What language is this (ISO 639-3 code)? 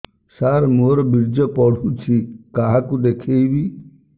ori